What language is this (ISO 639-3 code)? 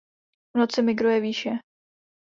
ces